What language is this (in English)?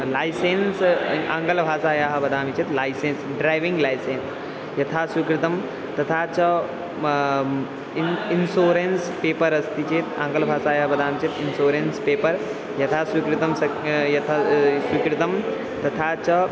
Sanskrit